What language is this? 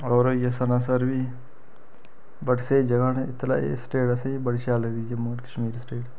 Dogri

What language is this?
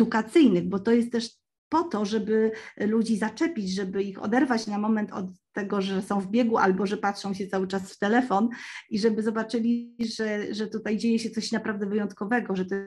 Polish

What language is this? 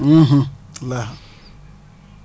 Wolof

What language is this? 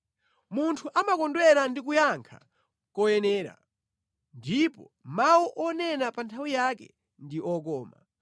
Nyanja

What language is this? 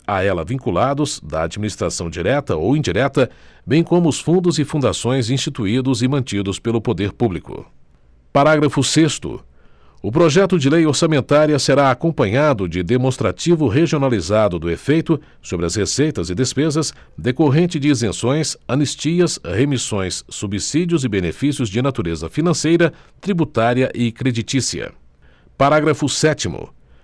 Portuguese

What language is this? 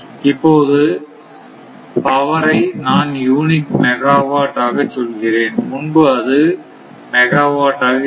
Tamil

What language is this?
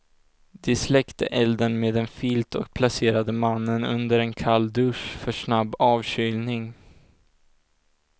Swedish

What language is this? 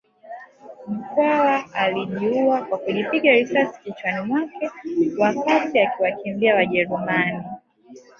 Swahili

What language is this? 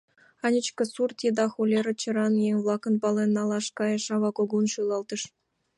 Mari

